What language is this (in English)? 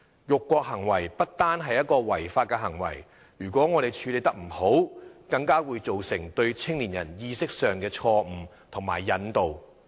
Cantonese